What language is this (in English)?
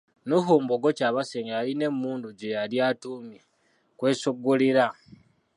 Ganda